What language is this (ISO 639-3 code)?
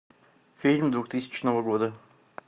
rus